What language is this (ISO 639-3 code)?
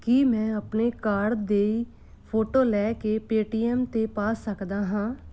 pan